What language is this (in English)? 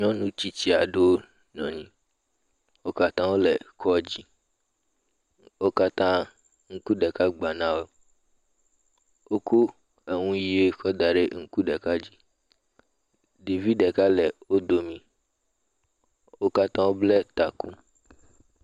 Ewe